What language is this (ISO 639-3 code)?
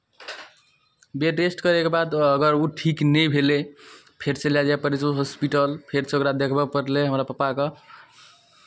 mai